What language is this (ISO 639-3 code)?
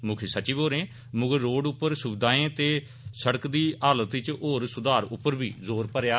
doi